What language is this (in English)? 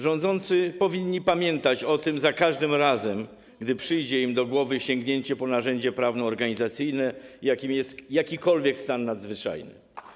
Polish